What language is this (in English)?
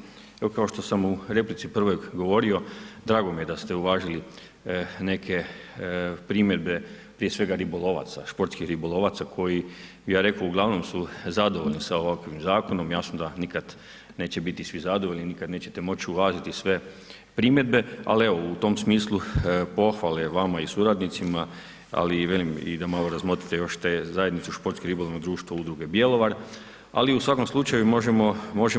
Croatian